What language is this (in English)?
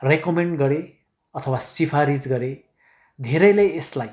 Nepali